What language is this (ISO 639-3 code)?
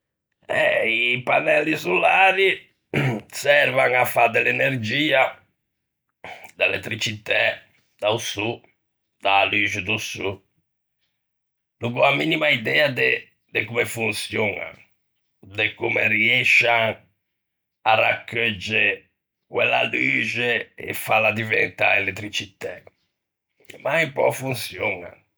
lij